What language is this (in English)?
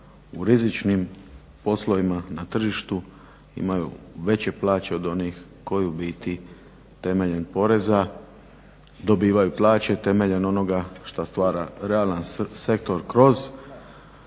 Croatian